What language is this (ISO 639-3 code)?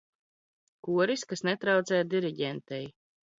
lav